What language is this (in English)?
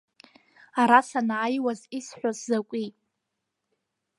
Abkhazian